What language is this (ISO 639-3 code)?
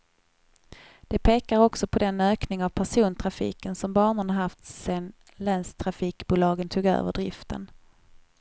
swe